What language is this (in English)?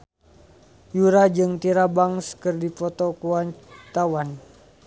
Sundanese